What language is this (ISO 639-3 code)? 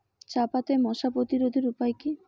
ben